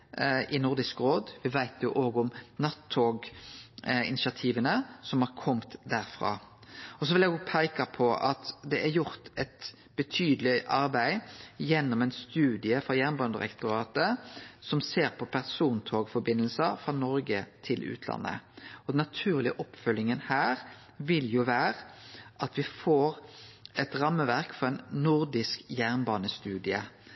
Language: Norwegian Nynorsk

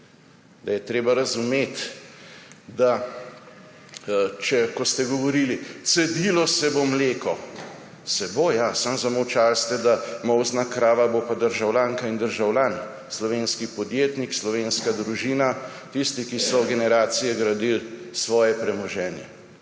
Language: Slovenian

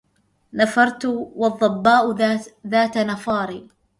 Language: Arabic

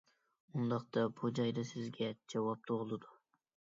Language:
Uyghur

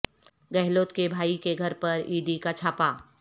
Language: Urdu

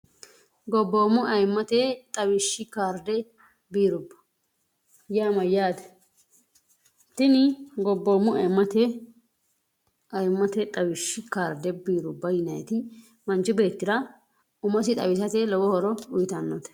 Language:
Sidamo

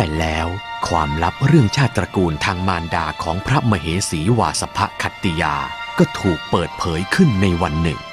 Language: Thai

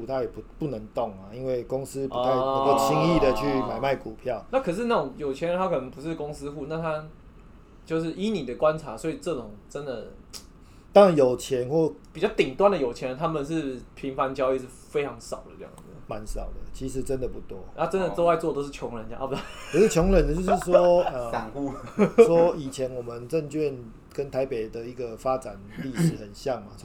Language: Chinese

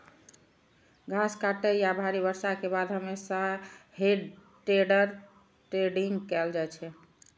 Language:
Maithili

